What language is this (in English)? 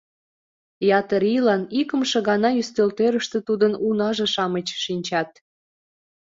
Mari